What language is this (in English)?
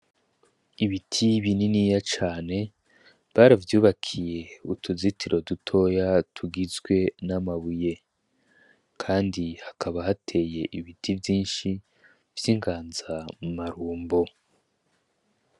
Rundi